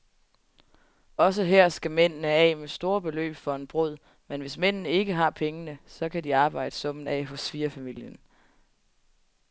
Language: Danish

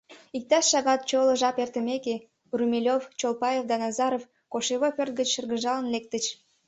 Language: Mari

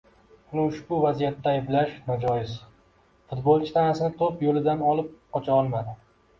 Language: Uzbek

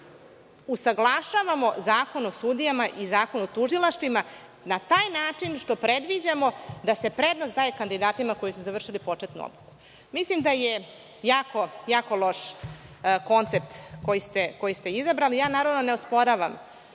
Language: Serbian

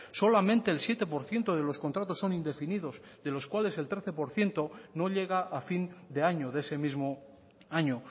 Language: Spanish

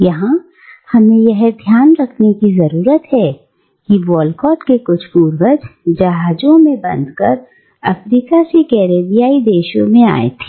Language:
Hindi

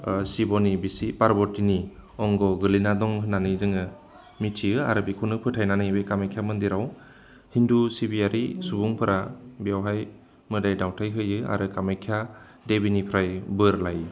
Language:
Bodo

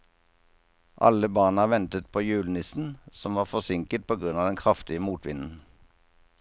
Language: Norwegian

